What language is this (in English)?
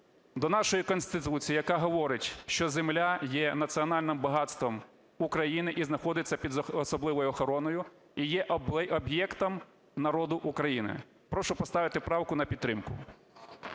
Ukrainian